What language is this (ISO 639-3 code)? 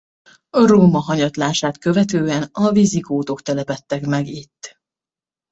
hun